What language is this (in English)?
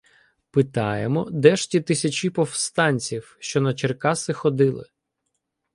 Ukrainian